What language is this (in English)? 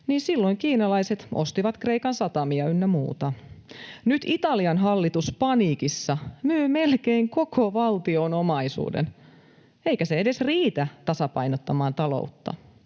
Finnish